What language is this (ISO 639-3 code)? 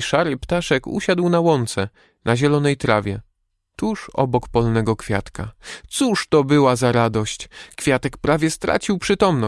pol